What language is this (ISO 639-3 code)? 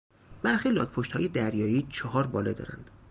fas